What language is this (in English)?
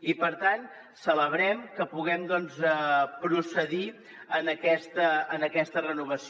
Catalan